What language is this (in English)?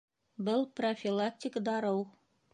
Bashkir